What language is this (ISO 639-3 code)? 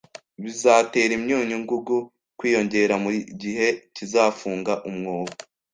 kin